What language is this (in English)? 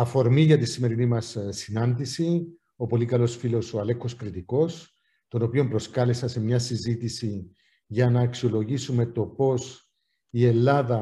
Greek